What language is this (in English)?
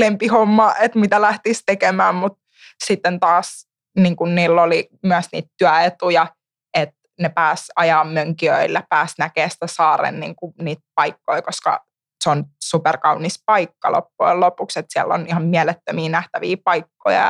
Finnish